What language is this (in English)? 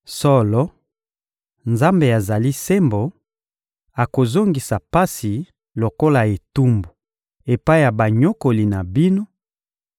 Lingala